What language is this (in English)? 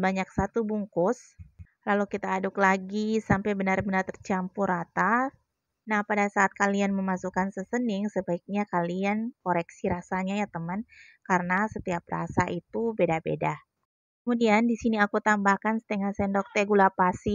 Indonesian